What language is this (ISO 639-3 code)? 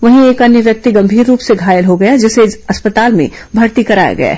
hin